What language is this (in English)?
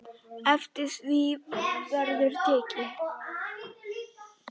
Icelandic